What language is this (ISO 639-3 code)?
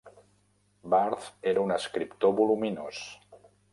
cat